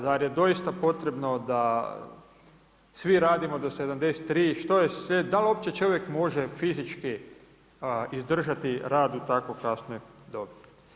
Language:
Croatian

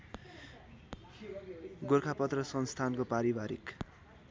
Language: Nepali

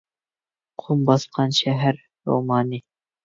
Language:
Uyghur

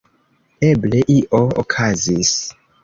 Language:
Esperanto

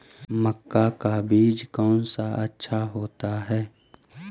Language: Magahi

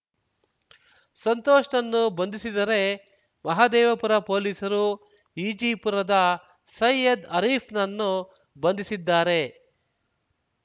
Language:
Kannada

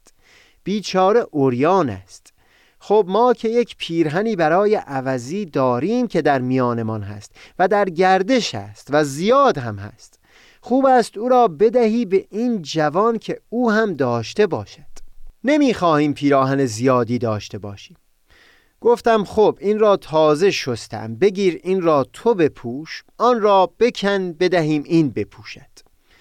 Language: Persian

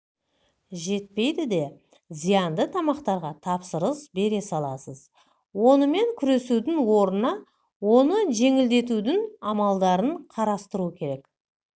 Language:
Kazakh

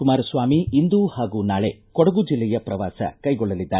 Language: Kannada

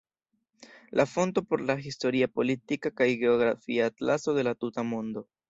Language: Esperanto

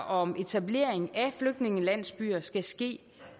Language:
Danish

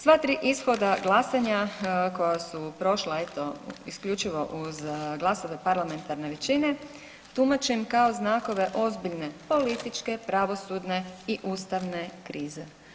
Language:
Croatian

